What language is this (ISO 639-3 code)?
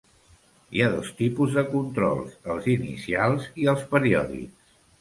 cat